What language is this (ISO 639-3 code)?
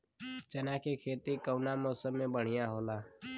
bho